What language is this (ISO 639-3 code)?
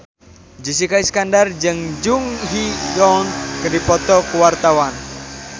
sun